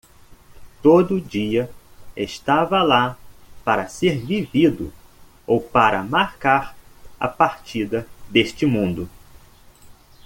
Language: Portuguese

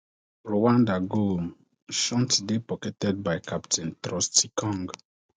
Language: Nigerian Pidgin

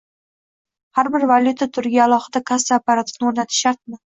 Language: Uzbek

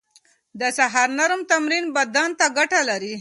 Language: Pashto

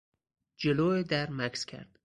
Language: Persian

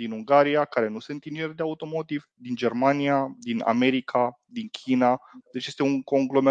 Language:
Romanian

